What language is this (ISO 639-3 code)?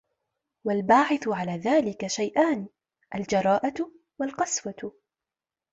ara